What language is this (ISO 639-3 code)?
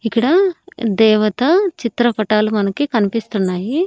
tel